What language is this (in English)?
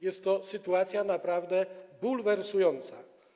Polish